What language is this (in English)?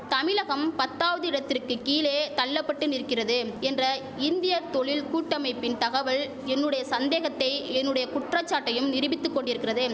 Tamil